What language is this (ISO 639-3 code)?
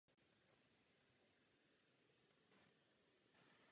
ces